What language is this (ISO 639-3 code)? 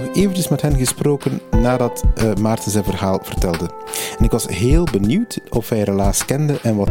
nld